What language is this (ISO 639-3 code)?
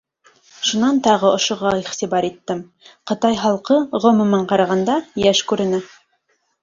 bak